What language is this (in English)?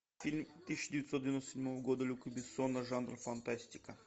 Russian